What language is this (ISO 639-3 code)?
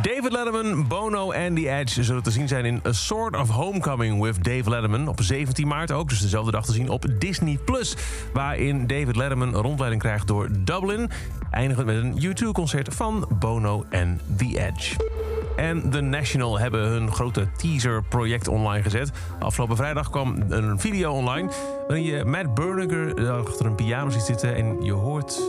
nld